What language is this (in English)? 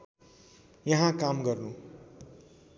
Nepali